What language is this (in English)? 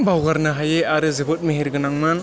Bodo